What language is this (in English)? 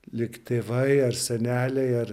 Lithuanian